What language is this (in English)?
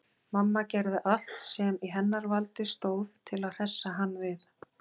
Icelandic